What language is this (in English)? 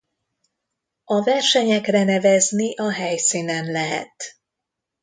Hungarian